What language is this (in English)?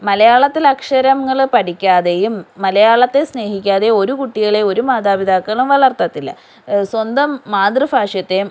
Malayalam